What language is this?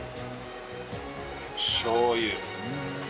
Japanese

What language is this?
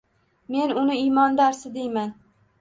Uzbek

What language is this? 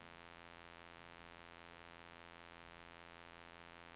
Norwegian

